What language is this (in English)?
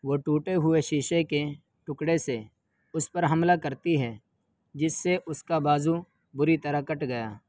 Urdu